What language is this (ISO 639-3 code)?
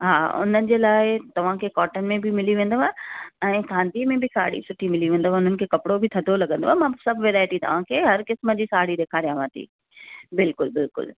snd